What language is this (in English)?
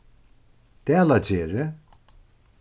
Faroese